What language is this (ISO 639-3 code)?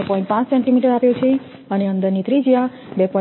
guj